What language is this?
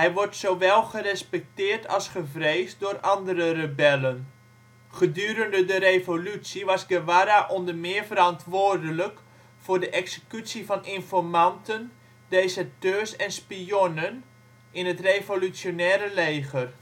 Dutch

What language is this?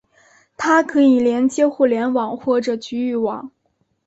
Chinese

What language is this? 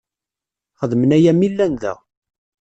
Kabyle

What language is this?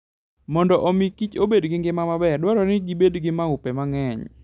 Luo (Kenya and Tanzania)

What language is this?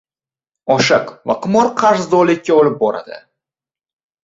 Uzbek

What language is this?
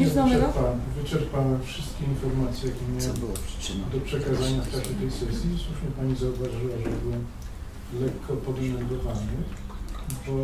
Polish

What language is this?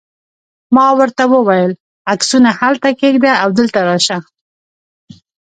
Pashto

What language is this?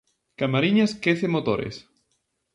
Galician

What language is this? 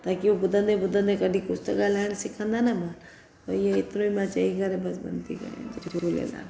Sindhi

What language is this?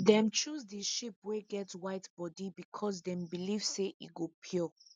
Nigerian Pidgin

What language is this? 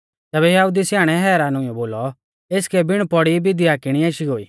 Mahasu Pahari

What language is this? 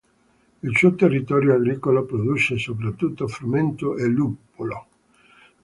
Italian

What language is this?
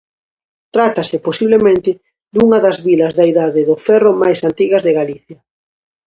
Galician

